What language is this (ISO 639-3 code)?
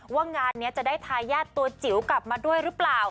tha